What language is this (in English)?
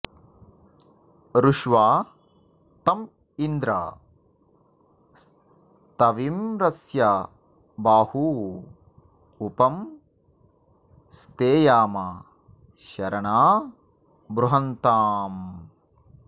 Sanskrit